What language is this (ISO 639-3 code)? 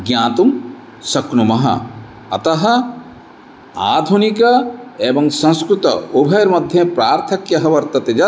san